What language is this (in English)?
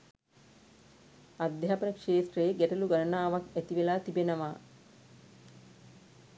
Sinhala